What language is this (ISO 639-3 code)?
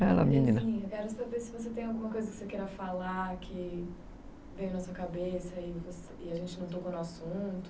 por